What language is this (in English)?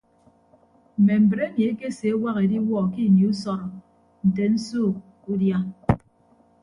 Ibibio